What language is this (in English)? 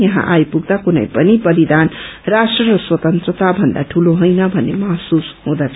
Nepali